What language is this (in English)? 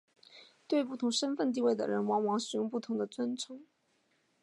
Chinese